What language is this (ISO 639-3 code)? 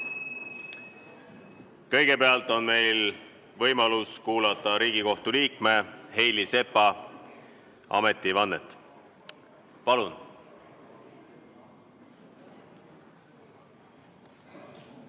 est